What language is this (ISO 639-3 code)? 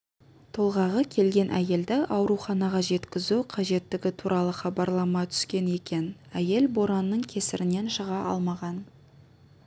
kaz